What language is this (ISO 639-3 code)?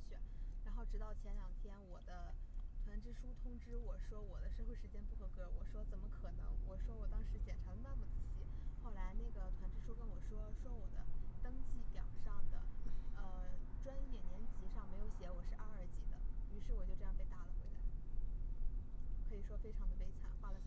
zho